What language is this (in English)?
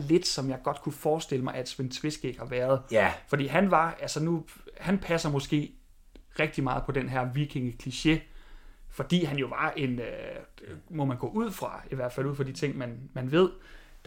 Danish